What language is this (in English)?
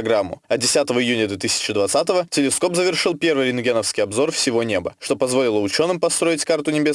Russian